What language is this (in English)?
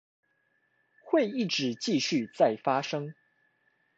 Chinese